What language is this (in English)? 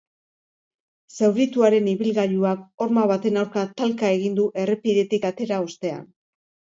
Basque